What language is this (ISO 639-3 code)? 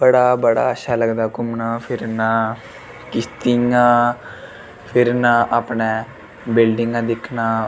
doi